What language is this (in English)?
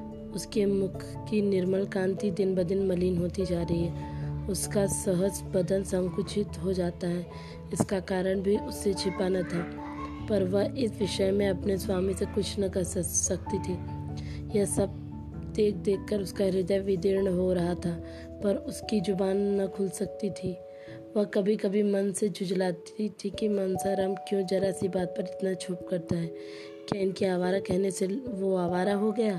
Hindi